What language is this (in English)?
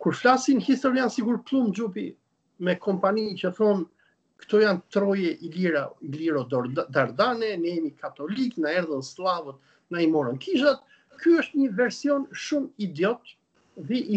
Romanian